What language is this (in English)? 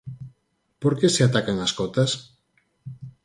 Galician